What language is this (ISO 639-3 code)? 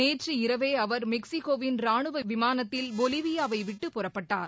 tam